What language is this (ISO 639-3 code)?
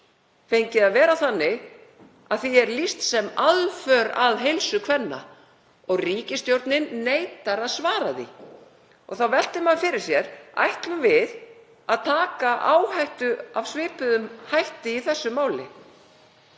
isl